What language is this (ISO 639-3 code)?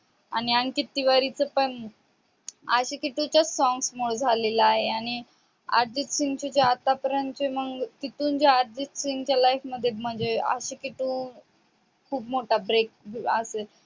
mar